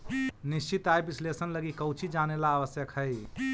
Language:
Magahi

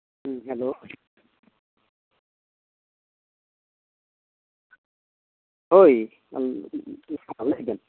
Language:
Santali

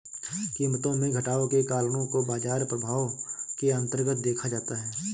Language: Hindi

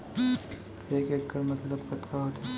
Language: Chhattisgarhi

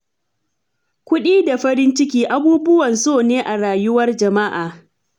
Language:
Hausa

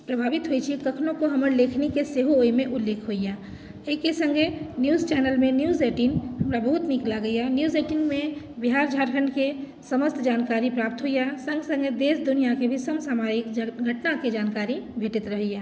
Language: Maithili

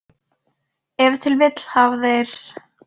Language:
Icelandic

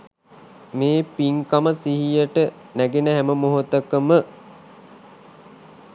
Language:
Sinhala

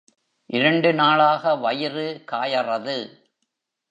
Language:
Tamil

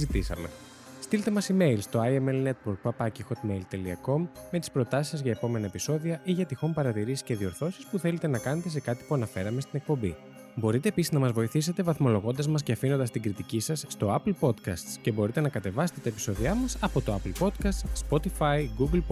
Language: Greek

